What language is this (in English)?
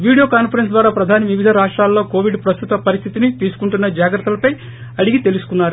Telugu